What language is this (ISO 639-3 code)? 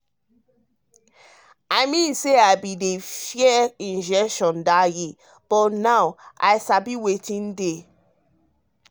pcm